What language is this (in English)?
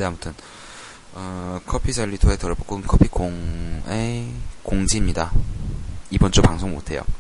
Korean